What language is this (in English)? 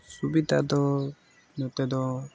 Santali